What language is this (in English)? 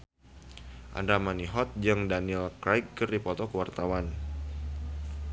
Sundanese